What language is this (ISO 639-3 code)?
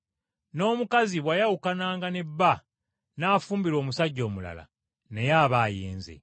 lug